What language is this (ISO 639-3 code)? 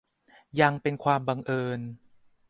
tha